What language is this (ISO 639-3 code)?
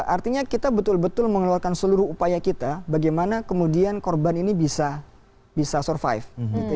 ind